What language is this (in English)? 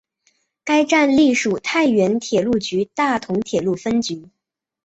Chinese